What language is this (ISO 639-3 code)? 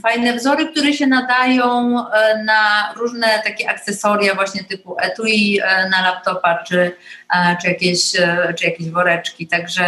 pol